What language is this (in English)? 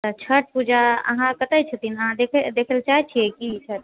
Maithili